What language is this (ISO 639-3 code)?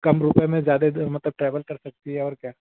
hin